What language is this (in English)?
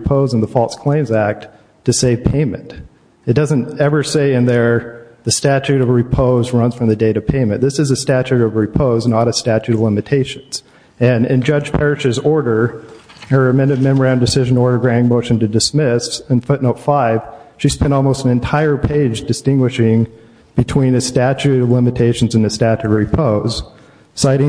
English